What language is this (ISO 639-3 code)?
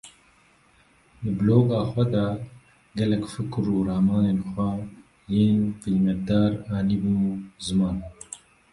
kur